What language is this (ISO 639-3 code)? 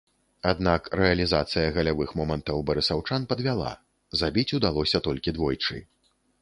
bel